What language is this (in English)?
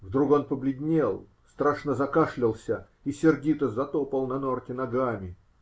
Russian